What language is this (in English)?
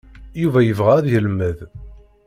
Kabyle